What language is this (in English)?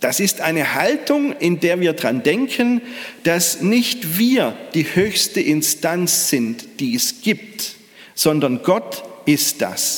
German